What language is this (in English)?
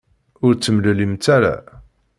Kabyle